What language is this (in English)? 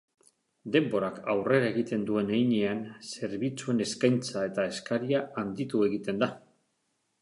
Basque